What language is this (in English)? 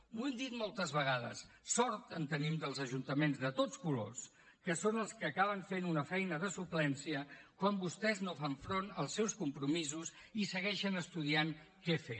Catalan